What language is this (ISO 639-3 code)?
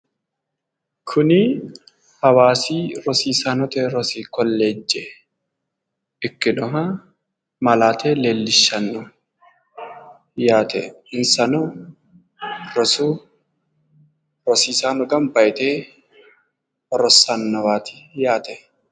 sid